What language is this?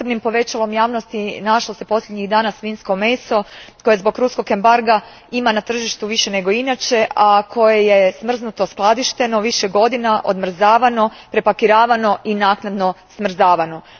Croatian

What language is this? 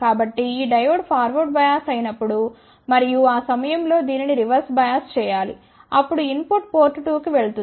Telugu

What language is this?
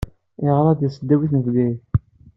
Kabyle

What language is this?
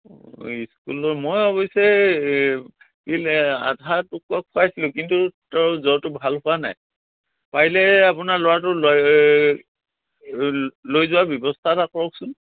Assamese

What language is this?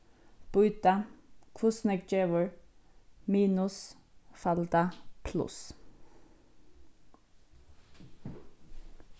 Faroese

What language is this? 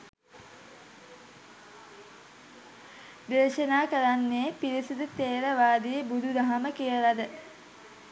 Sinhala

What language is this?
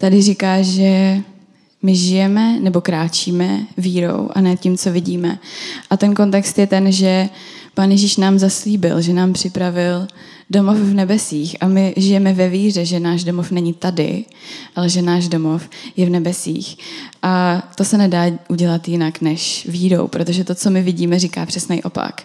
Czech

